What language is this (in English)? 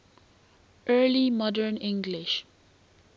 English